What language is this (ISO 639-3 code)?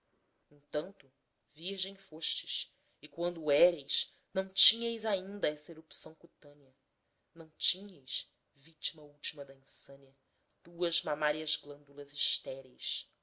por